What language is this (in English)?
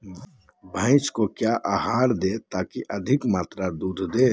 Magahi